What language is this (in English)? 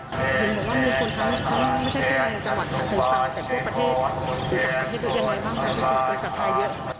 Thai